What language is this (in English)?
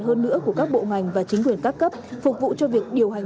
Vietnamese